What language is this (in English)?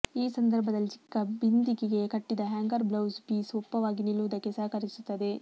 Kannada